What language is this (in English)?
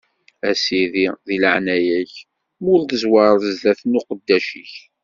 Kabyle